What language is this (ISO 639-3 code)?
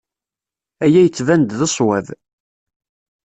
kab